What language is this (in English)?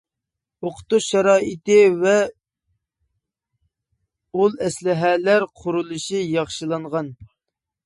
Uyghur